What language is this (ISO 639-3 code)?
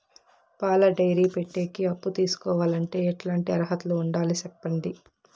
tel